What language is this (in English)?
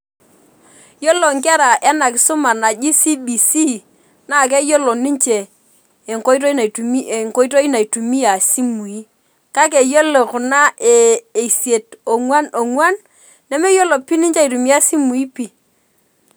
Masai